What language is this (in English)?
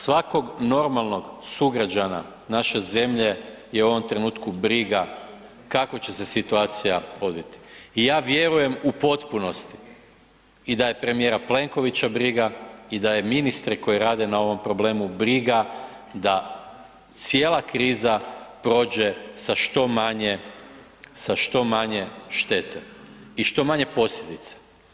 Croatian